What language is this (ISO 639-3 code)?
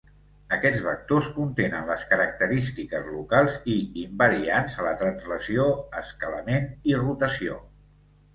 cat